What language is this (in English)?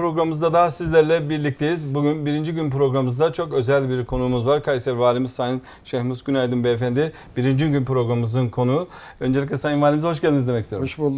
Turkish